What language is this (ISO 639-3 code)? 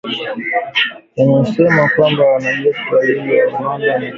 swa